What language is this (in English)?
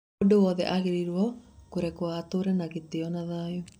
Kikuyu